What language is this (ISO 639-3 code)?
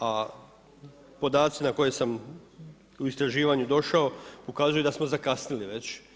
hrv